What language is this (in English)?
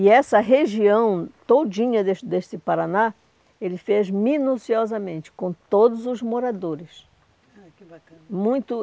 Portuguese